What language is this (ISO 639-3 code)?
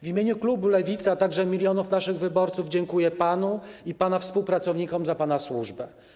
pol